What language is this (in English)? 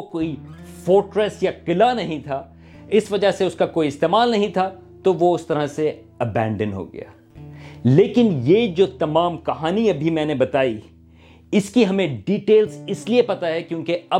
Urdu